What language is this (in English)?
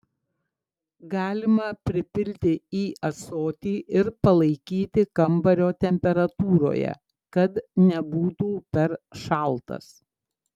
Lithuanian